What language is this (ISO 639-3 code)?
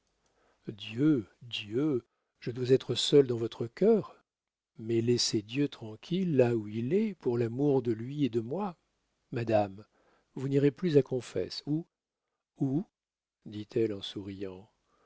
fra